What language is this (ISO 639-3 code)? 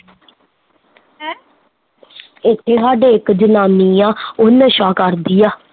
pan